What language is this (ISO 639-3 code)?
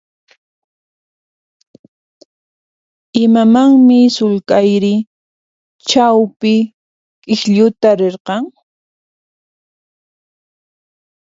qxp